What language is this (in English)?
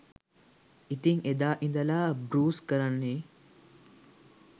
Sinhala